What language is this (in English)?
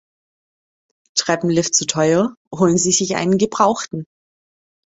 German